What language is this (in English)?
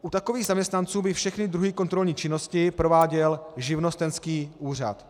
Czech